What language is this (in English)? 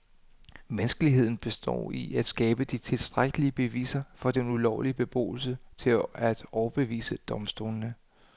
Danish